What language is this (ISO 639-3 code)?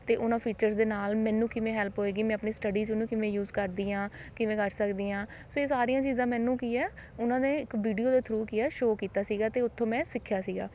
pan